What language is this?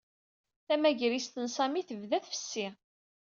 Kabyle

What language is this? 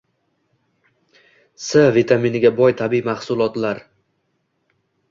Uzbek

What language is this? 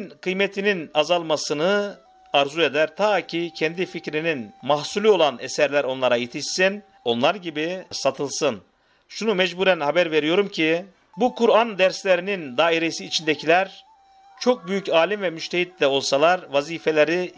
Turkish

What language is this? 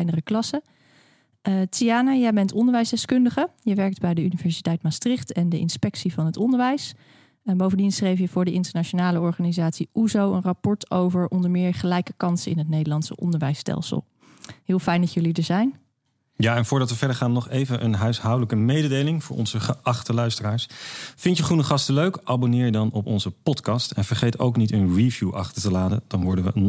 Dutch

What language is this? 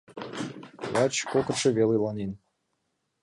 Mari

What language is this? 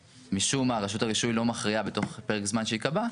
Hebrew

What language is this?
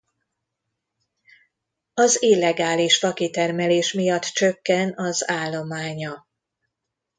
Hungarian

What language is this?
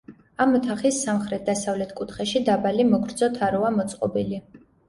Georgian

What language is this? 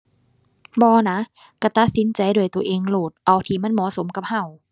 Thai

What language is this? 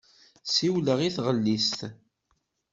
Kabyle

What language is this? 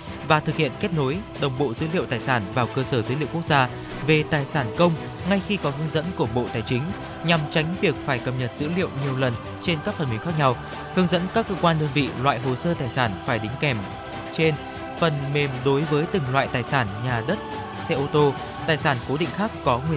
Vietnamese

